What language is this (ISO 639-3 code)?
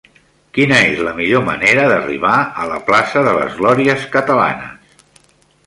cat